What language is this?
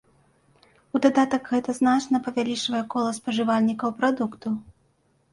Belarusian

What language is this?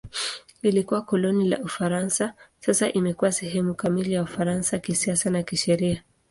Swahili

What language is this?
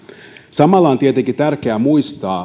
Finnish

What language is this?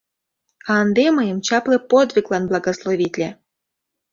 Mari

